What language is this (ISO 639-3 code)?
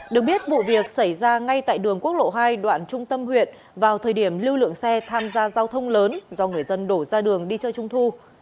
vie